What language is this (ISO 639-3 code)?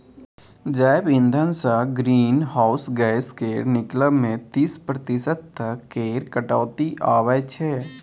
mai